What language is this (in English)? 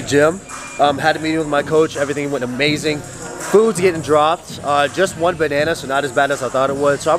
English